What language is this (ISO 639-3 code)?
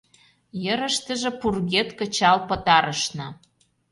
chm